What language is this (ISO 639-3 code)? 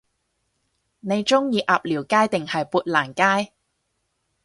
yue